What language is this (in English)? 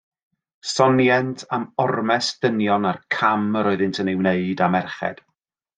Welsh